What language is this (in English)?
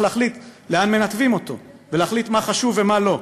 Hebrew